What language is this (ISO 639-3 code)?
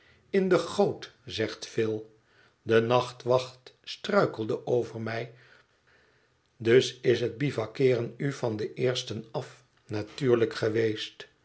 nld